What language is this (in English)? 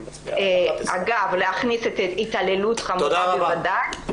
Hebrew